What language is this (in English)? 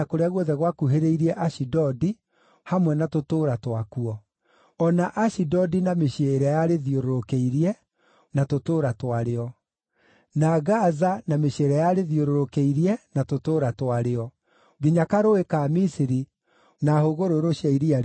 Kikuyu